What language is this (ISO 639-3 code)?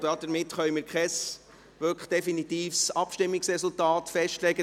gsw